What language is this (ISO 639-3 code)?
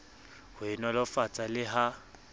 sot